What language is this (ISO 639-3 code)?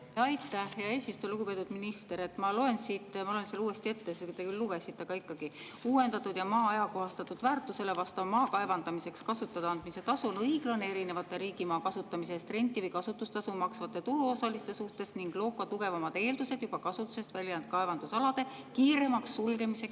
est